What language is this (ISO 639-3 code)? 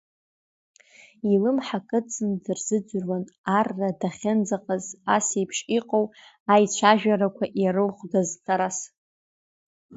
abk